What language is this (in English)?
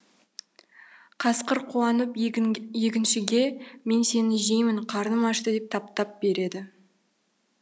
Kazakh